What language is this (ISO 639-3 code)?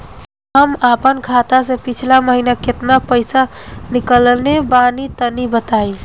bho